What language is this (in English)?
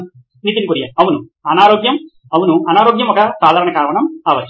Telugu